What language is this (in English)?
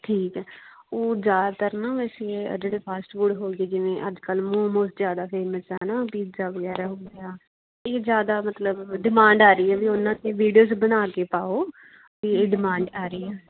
Punjabi